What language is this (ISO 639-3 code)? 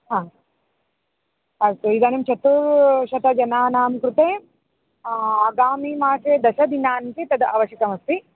san